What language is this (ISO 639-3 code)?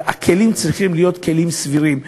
heb